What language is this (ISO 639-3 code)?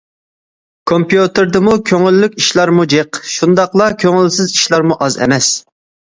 uig